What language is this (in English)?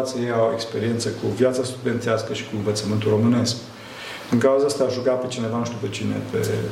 Romanian